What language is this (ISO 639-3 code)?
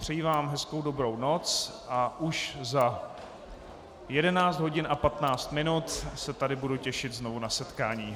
ces